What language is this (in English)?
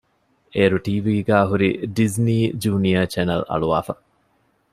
Divehi